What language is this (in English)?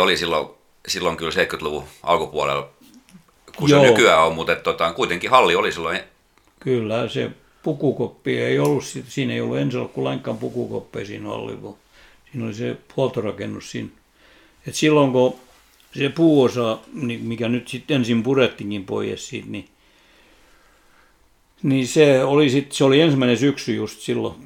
Finnish